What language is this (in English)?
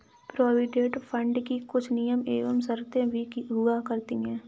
Hindi